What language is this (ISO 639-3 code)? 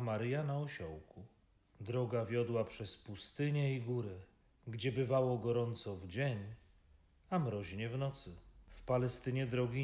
pol